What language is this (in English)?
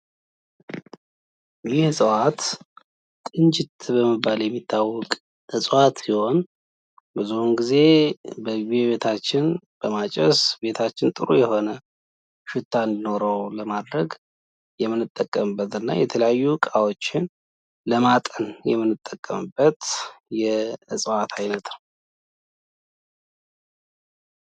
Amharic